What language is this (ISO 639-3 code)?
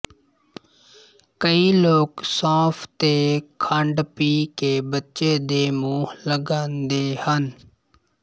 pan